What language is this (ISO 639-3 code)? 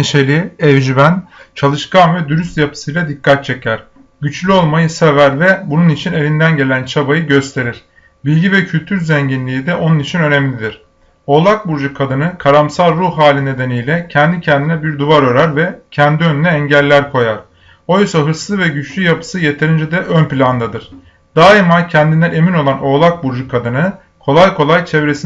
tur